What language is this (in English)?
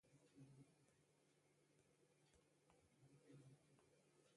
Persian